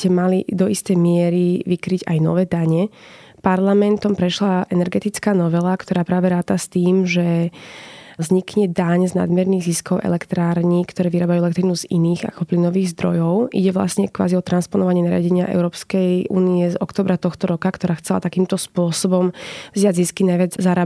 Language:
Slovak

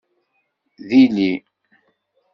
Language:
Kabyle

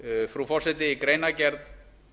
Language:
Icelandic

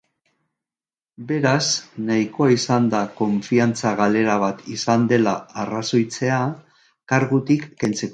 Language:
Basque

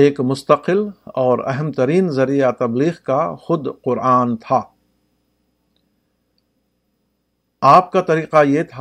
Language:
Urdu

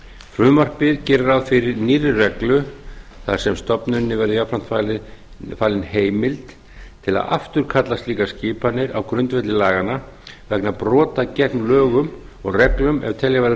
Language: Icelandic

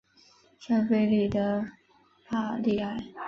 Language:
Chinese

